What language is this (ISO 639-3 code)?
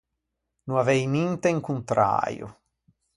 lij